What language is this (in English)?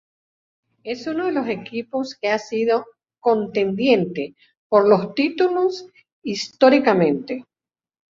Spanish